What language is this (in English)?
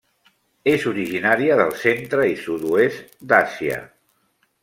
Catalan